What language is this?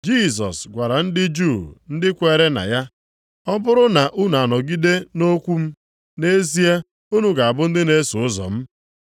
Igbo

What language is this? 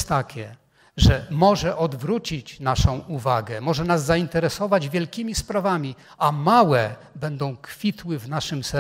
Polish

